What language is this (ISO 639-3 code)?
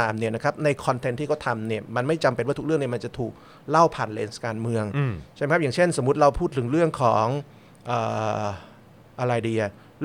tha